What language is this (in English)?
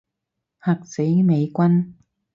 Cantonese